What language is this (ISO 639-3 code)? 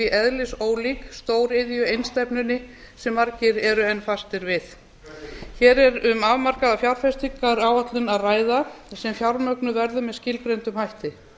isl